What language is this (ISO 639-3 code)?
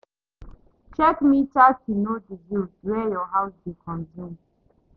pcm